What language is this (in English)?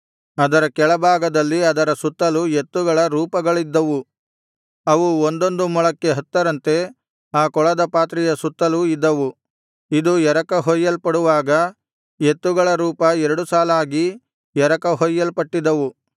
Kannada